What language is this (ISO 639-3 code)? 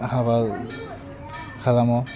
brx